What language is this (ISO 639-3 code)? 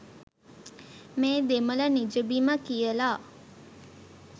sin